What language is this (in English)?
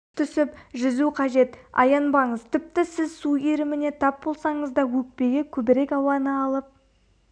Kazakh